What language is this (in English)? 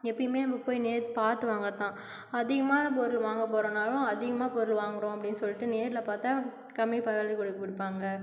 Tamil